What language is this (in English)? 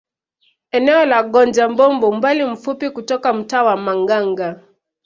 Swahili